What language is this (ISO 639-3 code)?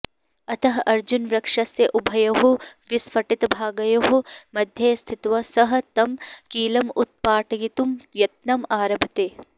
san